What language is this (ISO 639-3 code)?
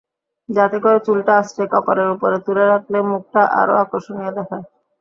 ben